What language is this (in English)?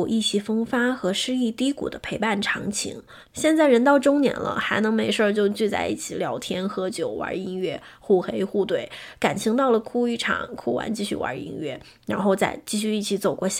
Chinese